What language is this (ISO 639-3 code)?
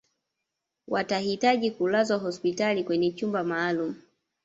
swa